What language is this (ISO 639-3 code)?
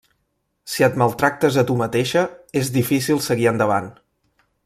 cat